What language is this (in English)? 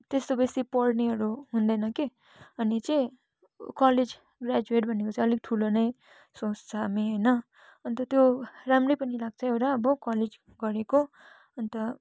Nepali